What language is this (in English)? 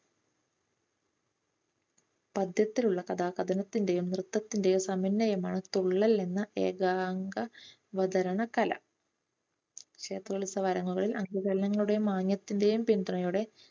Malayalam